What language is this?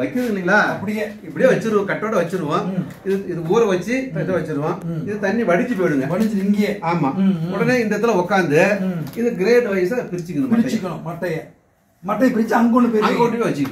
Korean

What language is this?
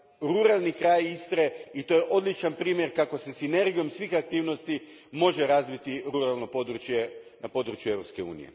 Croatian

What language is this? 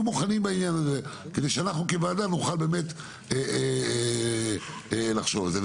Hebrew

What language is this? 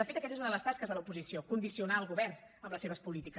Catalan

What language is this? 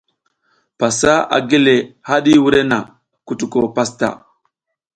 South Giziga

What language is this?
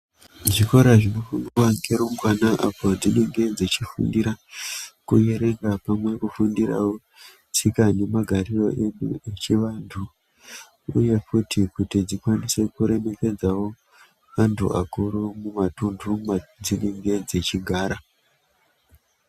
Ndau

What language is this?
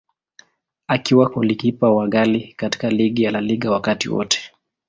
Swahili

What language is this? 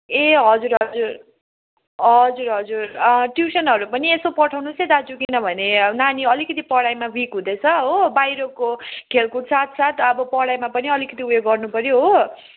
Nepali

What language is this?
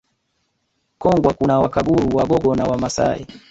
Swahili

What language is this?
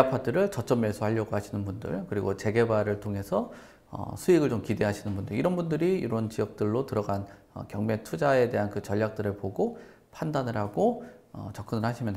Korean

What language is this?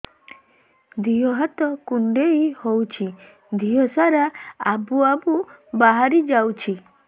Odia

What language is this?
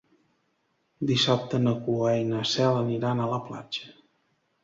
Catalan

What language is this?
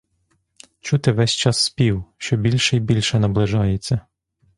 Ukrainian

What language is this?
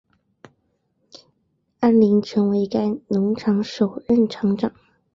Chinese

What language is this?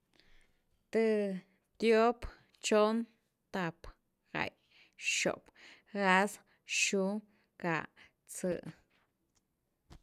Güilá Zapotec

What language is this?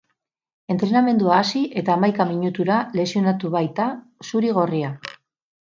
Basque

